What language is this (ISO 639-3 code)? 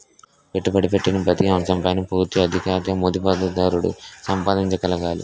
tel